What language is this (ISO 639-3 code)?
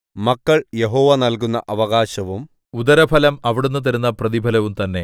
mal